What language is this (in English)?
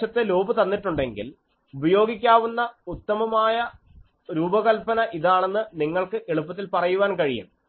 Malayalam